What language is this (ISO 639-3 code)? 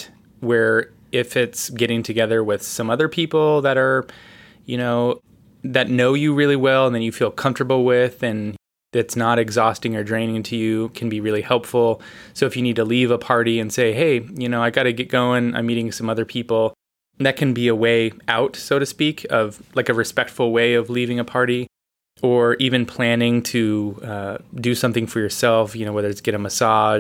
eng